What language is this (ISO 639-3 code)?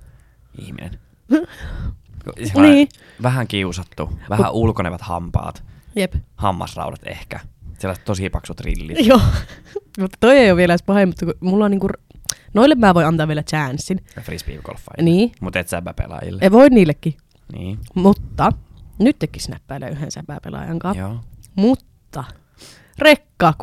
fin